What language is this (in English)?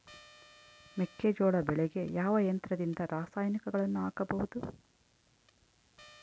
Kannada